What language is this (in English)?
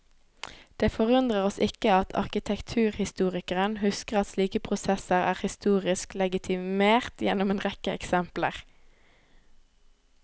Norwegian